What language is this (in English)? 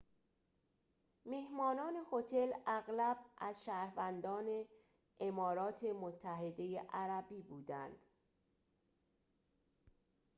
Persian